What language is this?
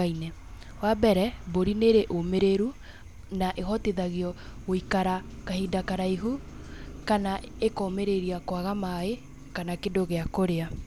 Kikuyu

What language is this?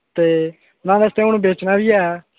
Dogri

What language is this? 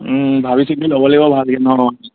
Assamese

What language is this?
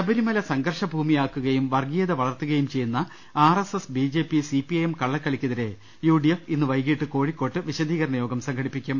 Malayalam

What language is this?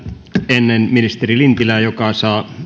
Finnish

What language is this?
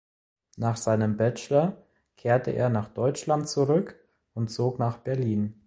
German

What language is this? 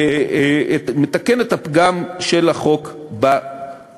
Hebrew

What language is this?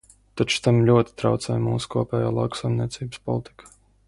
Latvian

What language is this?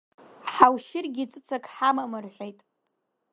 Abkhazian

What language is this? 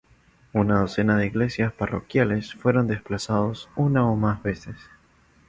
Spanish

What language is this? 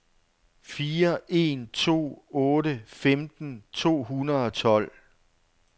Danish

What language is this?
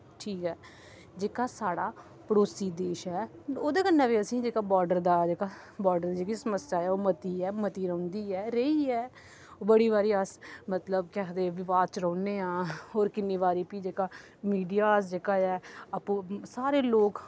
Dogri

